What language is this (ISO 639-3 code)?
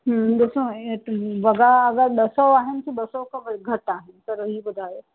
snd